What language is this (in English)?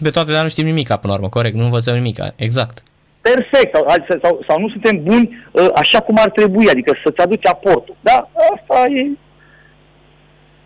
Romanian